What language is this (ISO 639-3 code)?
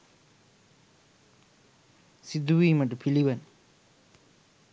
sin